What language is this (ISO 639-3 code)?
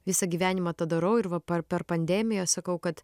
lit